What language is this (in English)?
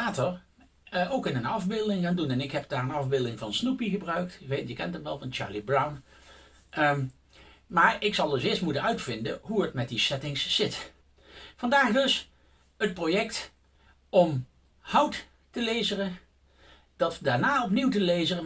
Dutch